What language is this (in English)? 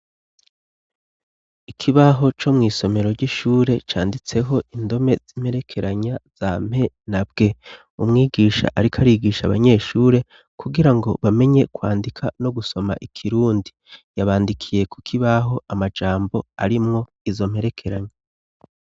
Rundi